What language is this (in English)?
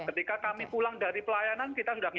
Indonesian